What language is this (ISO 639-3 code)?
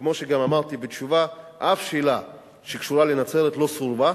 heb